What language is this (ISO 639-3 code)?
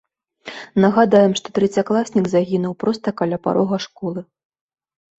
bel